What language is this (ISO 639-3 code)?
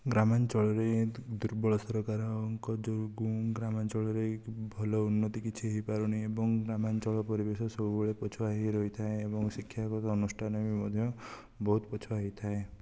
ori